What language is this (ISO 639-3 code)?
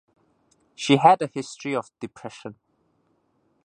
eng